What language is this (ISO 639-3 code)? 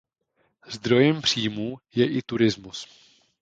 ces